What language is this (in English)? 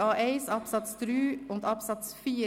Swiss German